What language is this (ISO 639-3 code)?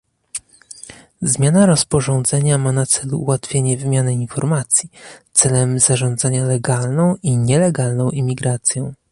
pol